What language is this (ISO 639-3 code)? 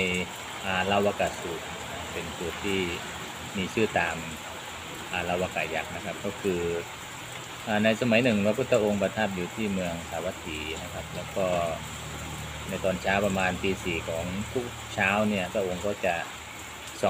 tha